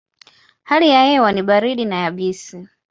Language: Swahili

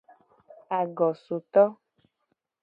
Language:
Gen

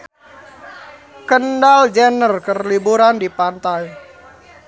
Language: Sundanese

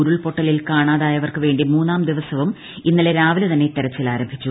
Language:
Malayalam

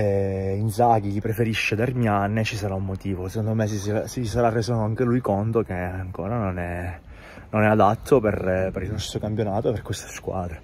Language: Italian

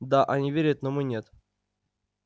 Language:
Russian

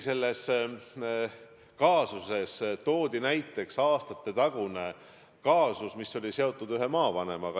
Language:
Estonian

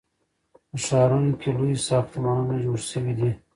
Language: Pashto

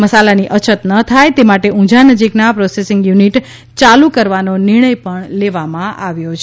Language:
Gujarati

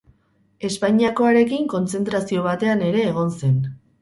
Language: Basque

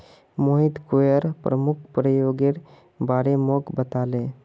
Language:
Magahi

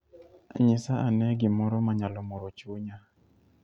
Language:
Luo (Kenya and Tanzania)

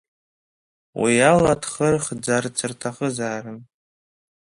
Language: Abkhazian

